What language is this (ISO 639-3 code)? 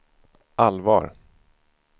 swe